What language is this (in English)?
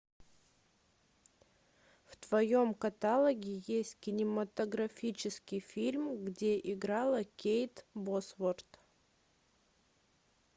Russian